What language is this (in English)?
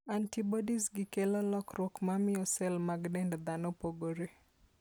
Luo (Kenya and Tanzania)